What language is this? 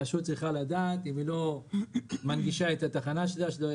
Hebrew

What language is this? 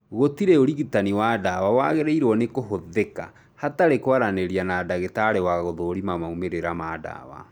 Kikuyu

